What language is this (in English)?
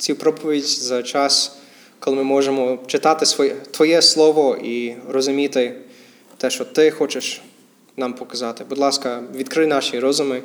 Ukrainian